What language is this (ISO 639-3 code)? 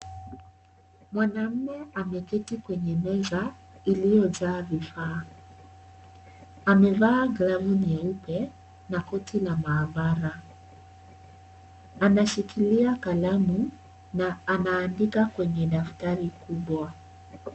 swa